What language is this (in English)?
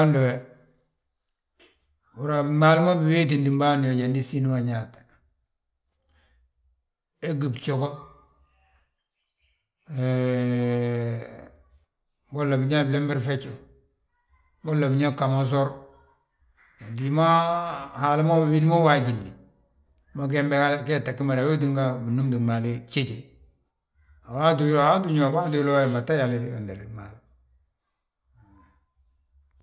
Balanta-Ganja